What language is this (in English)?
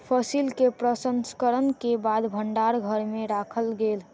Maithili